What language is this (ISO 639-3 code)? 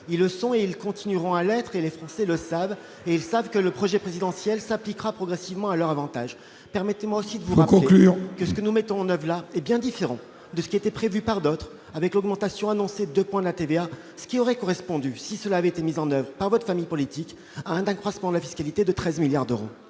fra